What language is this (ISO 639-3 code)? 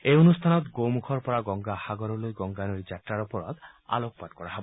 asm